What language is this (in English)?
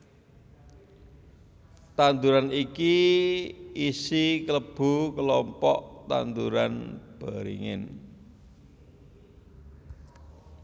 Javanese